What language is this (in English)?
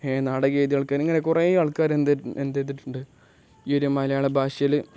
Malayalam